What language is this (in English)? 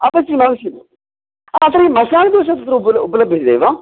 Sanskrit